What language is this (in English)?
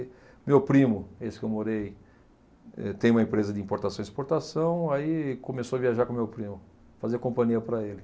Portuguese